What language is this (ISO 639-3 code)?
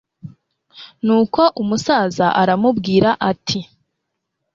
kin